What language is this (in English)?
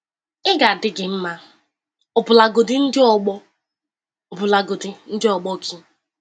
Igbo